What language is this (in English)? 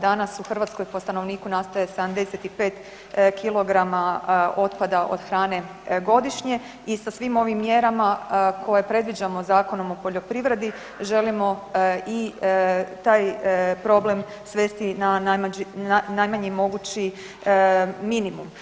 Croatian